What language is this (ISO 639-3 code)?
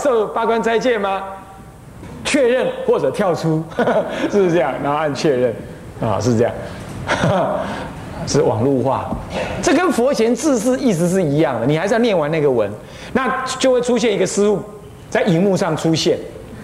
zho